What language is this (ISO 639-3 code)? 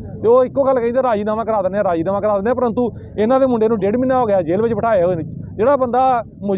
hin